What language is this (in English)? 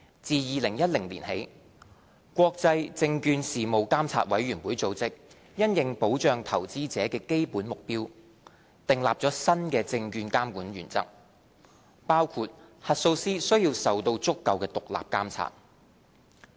Cantonese